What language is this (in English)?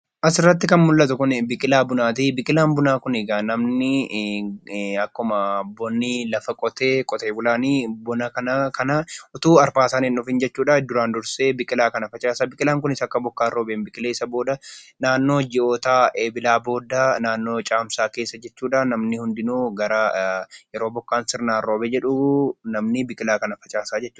Oromo